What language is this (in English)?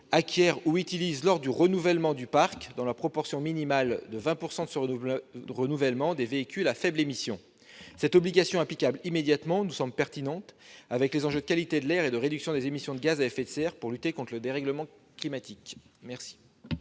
French